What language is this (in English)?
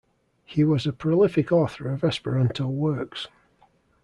English